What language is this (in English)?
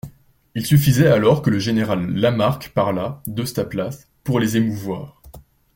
French